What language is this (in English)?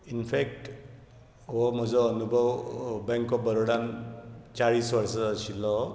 Konkani